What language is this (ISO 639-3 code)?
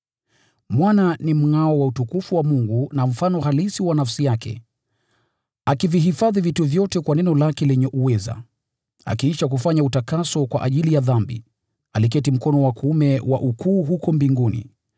swa